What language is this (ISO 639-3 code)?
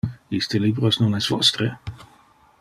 ina